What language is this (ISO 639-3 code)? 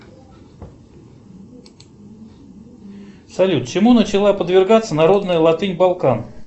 rus